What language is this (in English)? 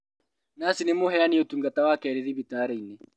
Kikuyu